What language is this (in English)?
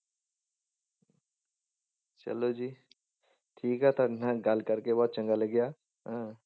Punjabi